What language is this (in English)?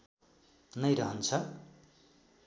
Nepali